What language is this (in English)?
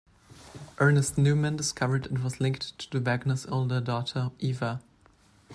English